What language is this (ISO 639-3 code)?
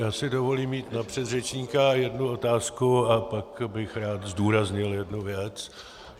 ces